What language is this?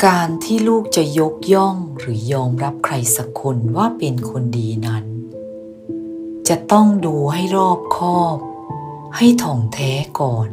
Thai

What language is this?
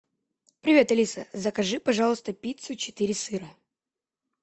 Russian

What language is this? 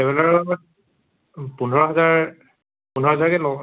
Assamese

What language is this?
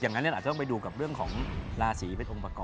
Thai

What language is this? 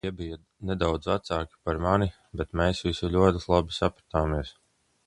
Latvian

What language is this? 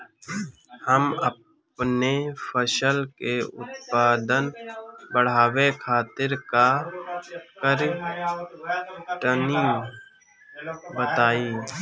Bhojpuri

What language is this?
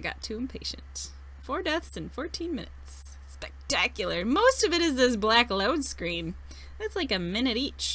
English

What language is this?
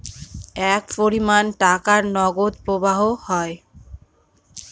Bangla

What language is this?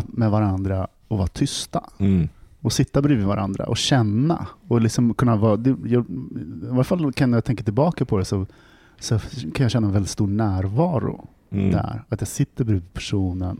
Swedish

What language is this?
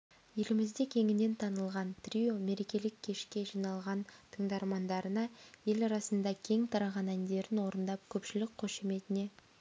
Kazakh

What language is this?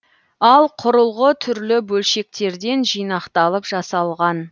Kazakh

